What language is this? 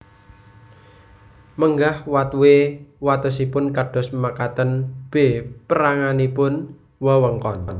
Javanese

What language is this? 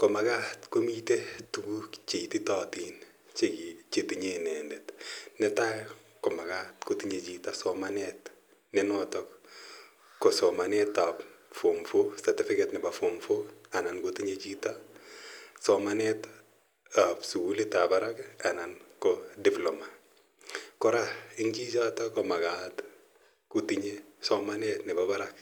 Kalenjin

